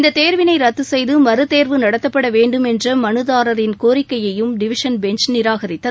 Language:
Tamil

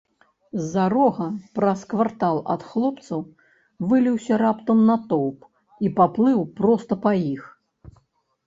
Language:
Belarusian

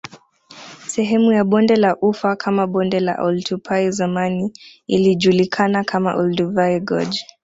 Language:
Swahili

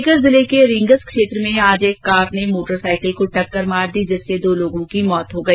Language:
Hindi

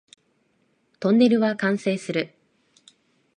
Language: Japanese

